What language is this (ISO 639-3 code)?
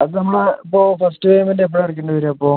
mal